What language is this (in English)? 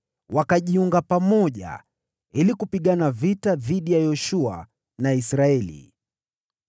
Swahili